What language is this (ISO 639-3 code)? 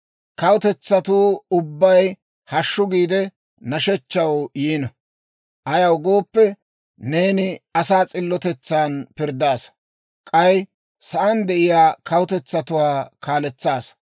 dwr